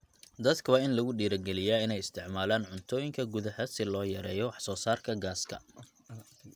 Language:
Somali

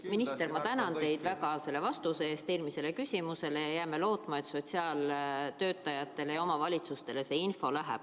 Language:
Estonian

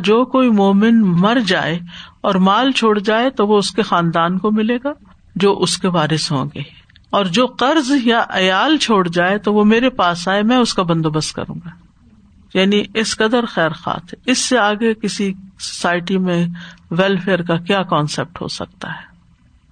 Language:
Urdu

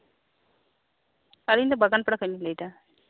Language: Santali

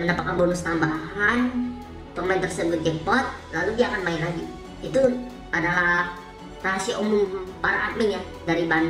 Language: Indonesian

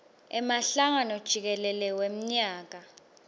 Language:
Swati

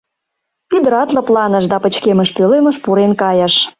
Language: Mari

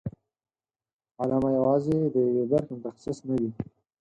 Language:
Pashto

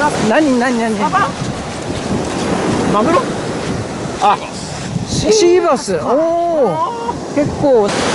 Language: Japanese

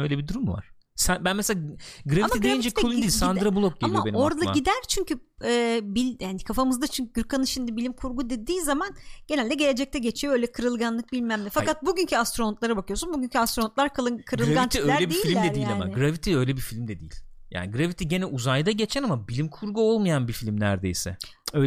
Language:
Turkish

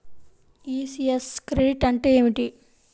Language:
Telugu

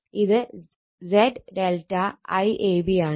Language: Malayalam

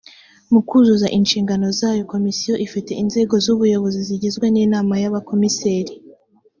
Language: Kinyarwanda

